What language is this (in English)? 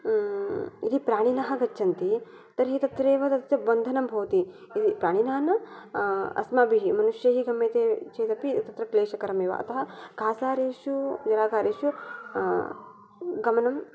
Sanskrit